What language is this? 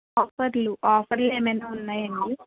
Telugu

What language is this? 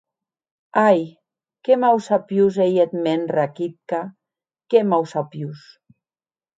Occitan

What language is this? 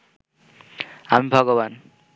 Bangla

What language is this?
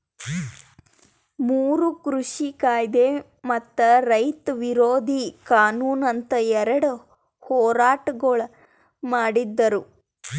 Kannada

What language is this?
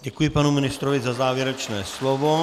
Czech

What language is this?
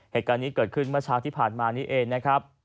Thai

